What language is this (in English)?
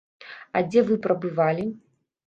Belarusian